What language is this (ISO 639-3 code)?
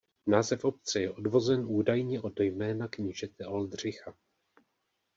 ces